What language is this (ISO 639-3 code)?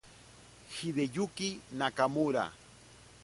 spa